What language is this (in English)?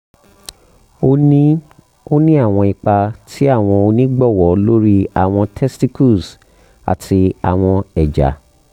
Yoruba